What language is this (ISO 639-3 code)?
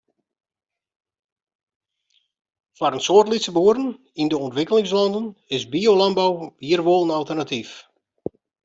fry